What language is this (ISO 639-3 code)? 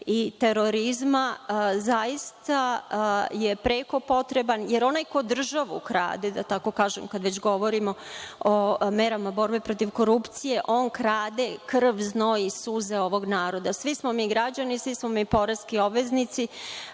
srp